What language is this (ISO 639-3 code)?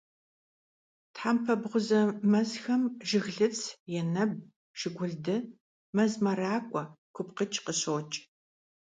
kbd